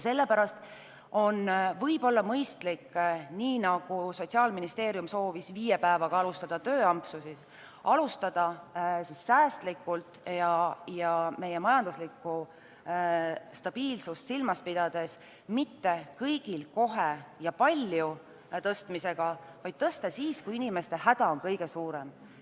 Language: Estonian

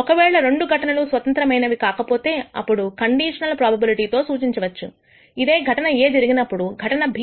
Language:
Telugu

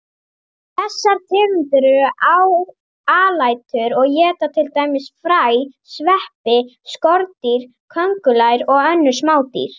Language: Icelandic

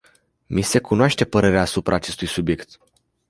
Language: Romanian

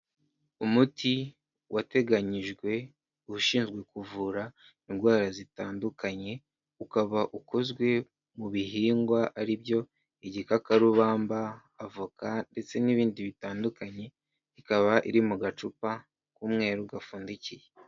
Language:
Kinyarwanda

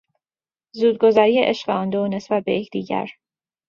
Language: Persian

